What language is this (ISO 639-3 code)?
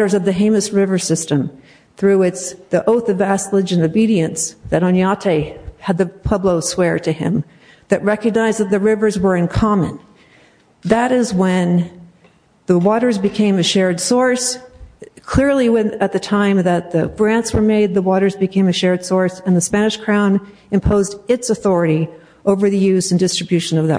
eng